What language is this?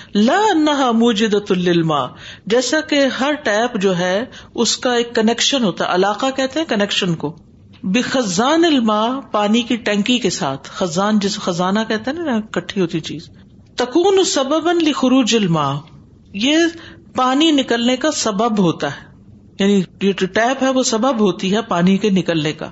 Urdu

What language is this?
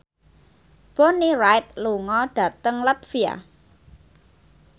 Javanese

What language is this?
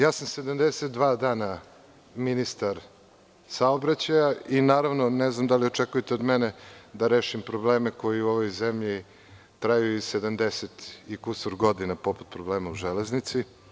Serbian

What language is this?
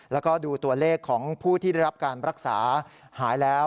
Thai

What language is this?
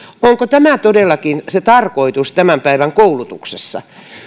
Finnish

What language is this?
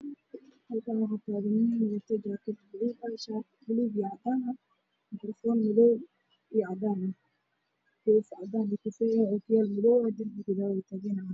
Somali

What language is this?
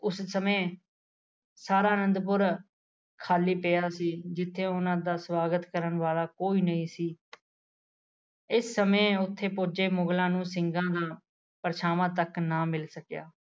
Punjabi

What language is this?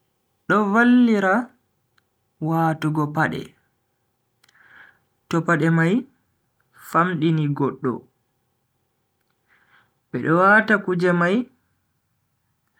Bagirmi Fulfulde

